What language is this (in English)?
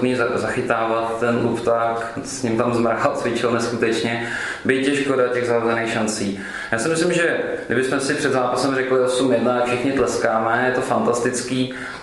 Czech